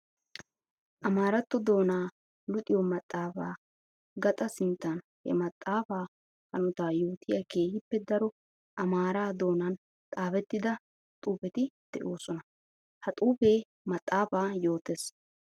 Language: Wolaytta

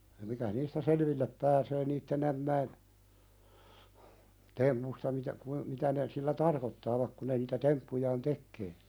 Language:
Finnish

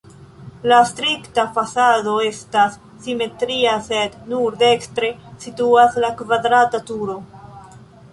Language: Esperanto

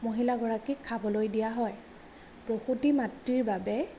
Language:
Assamese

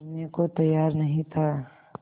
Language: Hindi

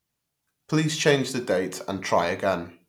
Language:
English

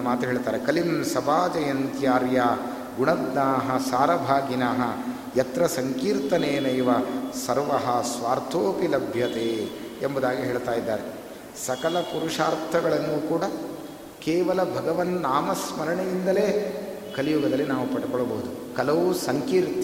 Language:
Kannada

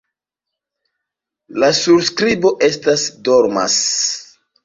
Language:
Esperanto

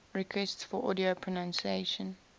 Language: English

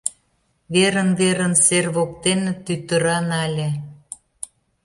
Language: Mari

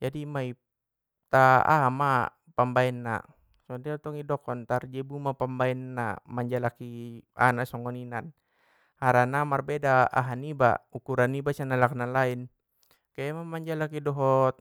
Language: Batak Mandailing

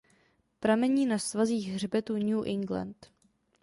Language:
Czech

